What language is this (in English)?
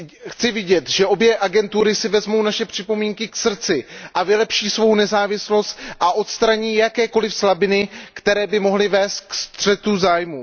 Czech